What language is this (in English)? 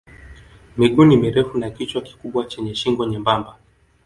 Swahili